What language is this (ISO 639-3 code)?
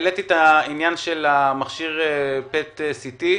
heb